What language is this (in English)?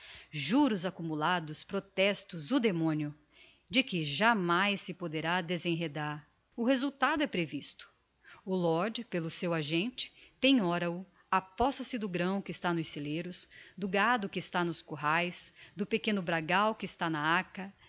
Portuguese